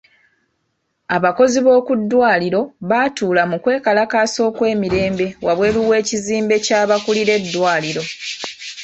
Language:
Ganda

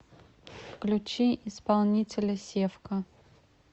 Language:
Russian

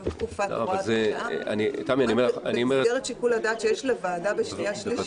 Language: Hebrew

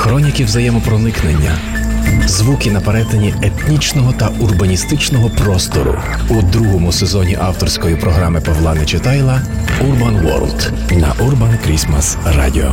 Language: Ukrainian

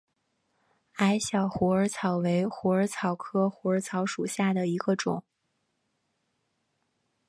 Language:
Chinese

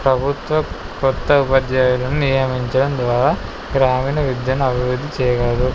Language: Telugu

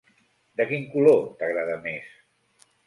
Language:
Catalan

